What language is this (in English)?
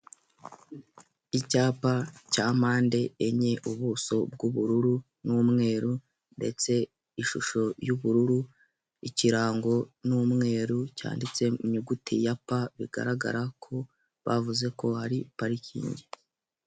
Kinyarwanda